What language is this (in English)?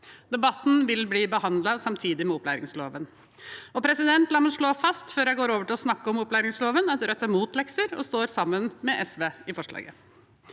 Norwegian